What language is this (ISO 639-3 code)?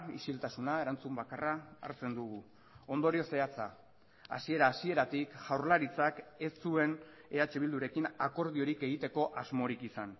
eus